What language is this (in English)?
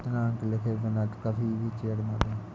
Hindi